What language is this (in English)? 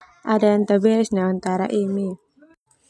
Termanu